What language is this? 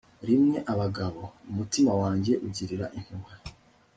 Kinyarwanda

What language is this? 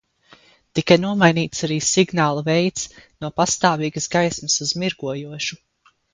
Latvian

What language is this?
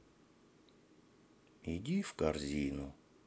Russian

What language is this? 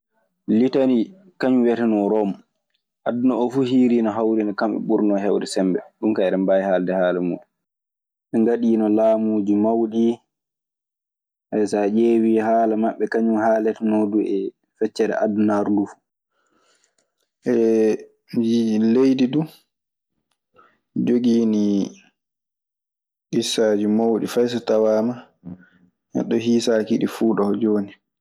Maasina Fulfulde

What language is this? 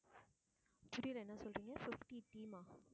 Tamil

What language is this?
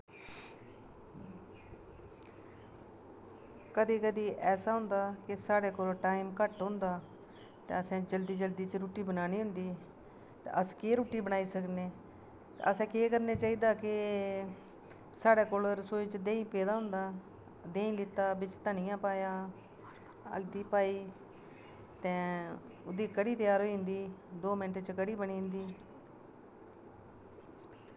Dogri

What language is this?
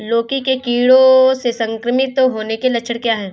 Hindi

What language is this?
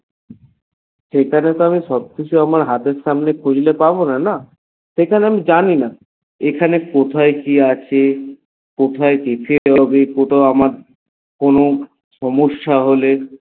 Bangla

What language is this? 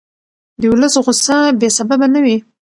Pashto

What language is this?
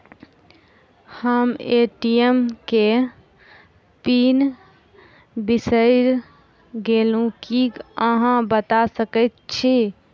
Maithili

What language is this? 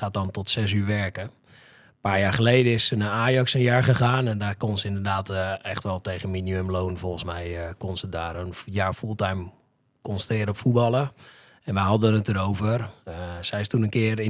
Dutch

